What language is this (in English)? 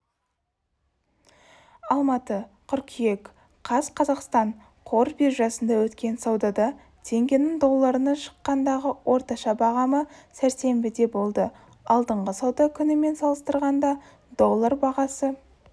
Kazakh